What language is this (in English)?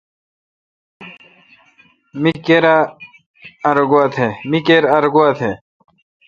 Kalkoti